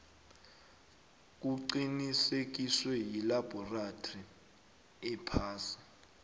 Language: South Ndebele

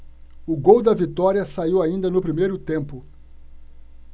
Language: Portuguese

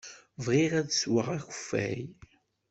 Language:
Kabyle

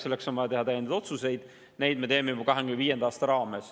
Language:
Estonian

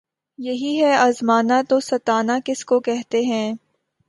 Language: Urdu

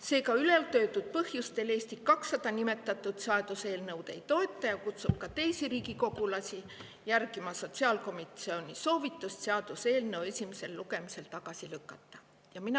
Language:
Estonian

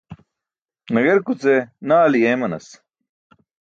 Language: Burushaski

